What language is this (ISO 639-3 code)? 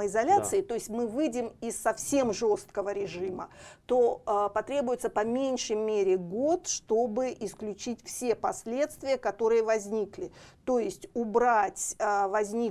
rus